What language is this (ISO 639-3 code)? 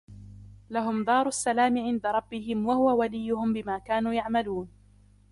ara